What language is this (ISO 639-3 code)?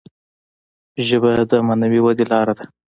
pus